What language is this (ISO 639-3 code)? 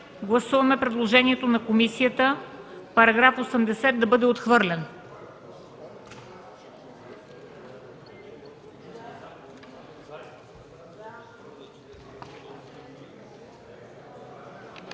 bul